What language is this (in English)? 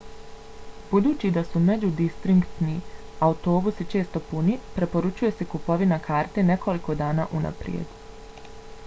Bosnian